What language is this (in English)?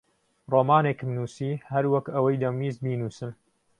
Central Kurdish